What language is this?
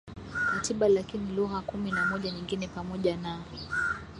Swahili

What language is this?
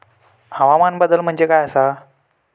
Marathi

